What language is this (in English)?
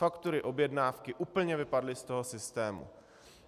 Czech